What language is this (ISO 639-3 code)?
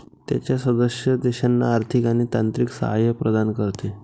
mar